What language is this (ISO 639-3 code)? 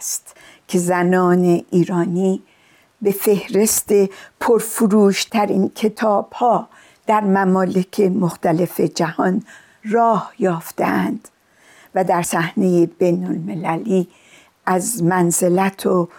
fas